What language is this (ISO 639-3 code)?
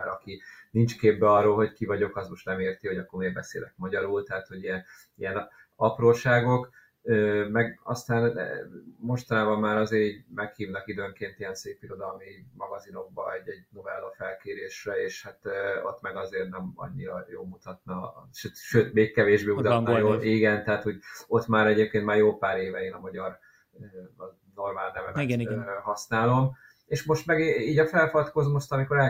hun